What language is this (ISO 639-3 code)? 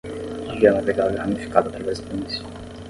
por